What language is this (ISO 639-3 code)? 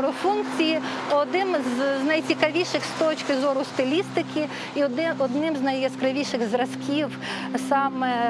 pol